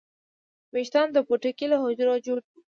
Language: Pashto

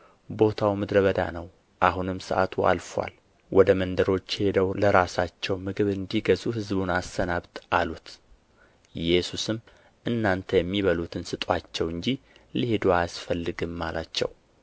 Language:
Amharic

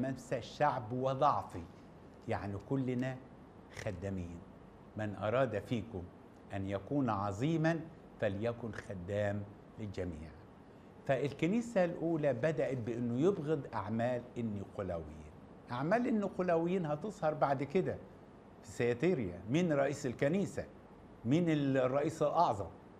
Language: Arabic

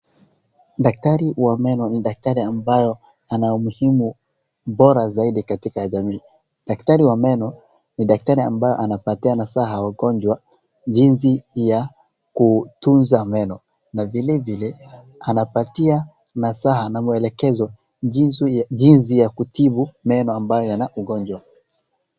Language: Swahili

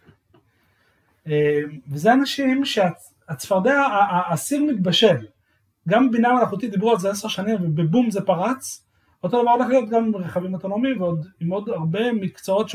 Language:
Hebrew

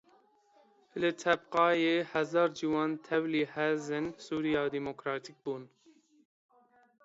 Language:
Kurdish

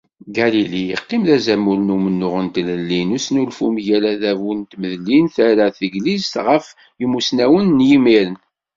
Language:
Kabyle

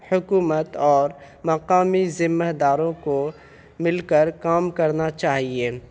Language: Urdu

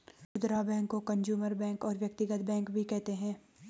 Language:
Hindi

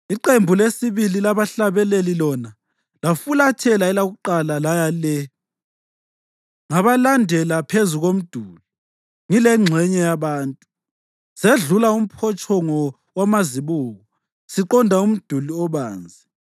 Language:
North Ndebele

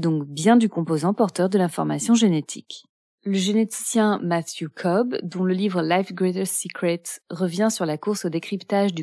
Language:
French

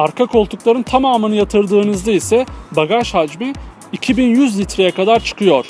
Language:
Turkish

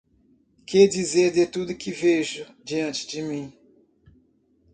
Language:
Portuguese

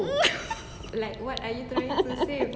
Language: English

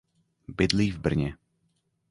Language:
Czech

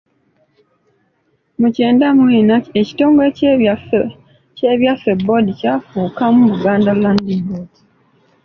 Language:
Ganda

